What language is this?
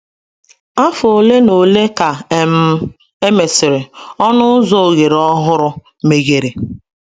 Igbo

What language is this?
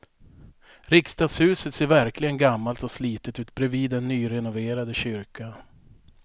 Swedish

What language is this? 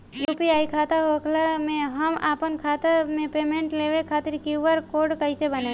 Bhojpuri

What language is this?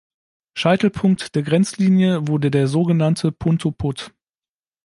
German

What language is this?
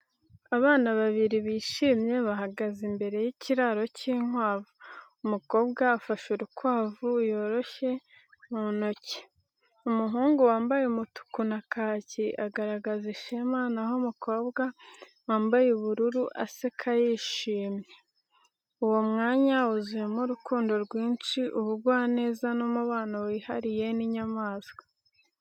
Kinyarwanda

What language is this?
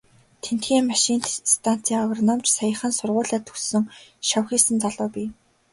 Mongolian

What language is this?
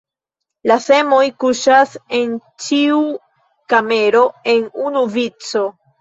Esperanto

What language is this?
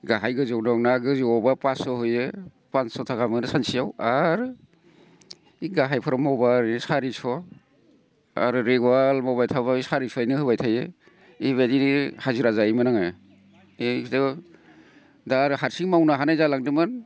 Bodo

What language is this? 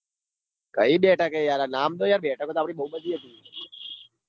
Gujarati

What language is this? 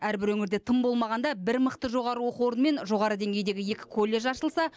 Kazakh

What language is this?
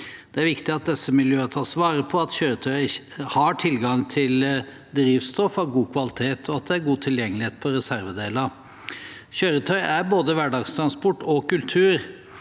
Norwegian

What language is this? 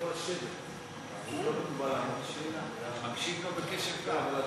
Hebrew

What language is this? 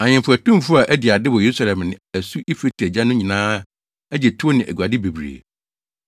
Akan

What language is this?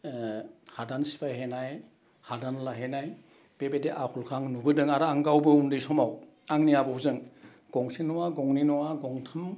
Bodo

